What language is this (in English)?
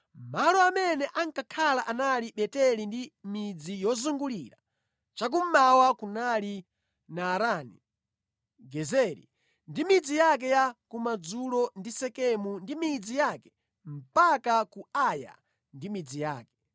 Nyanja